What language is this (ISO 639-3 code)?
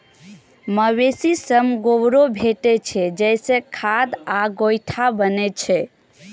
mai